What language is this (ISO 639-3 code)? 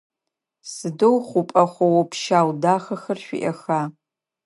ady